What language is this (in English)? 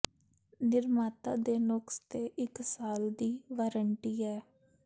Punjabi